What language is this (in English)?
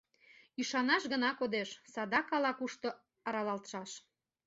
Mari